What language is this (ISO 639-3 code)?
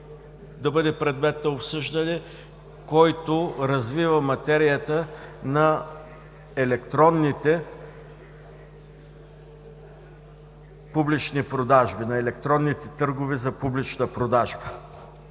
bul